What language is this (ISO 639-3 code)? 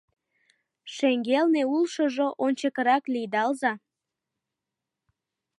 chm